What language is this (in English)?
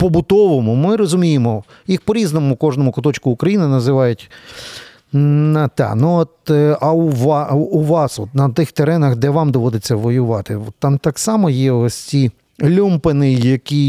Ukrainian